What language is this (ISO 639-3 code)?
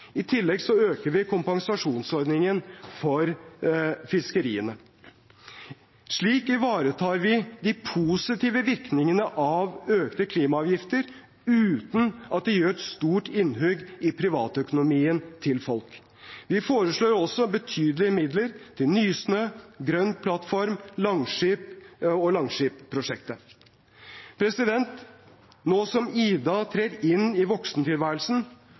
nob